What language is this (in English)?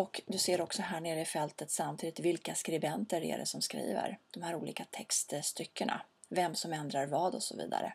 Swedish